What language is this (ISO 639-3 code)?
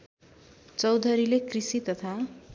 nep